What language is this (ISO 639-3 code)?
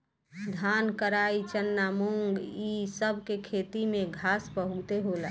bho